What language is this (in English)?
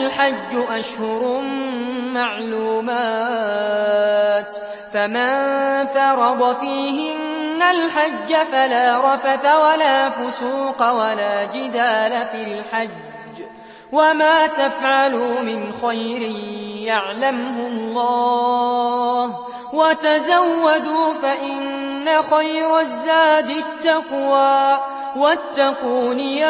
Arabic